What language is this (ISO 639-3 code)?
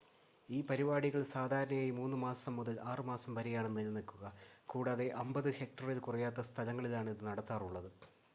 mal